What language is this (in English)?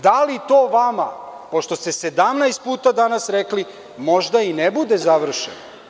Serbian